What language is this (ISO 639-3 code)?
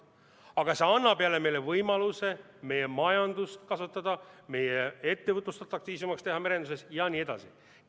est